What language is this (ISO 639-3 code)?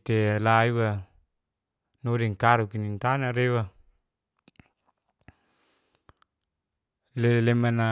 ges